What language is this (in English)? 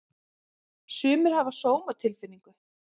Icelandic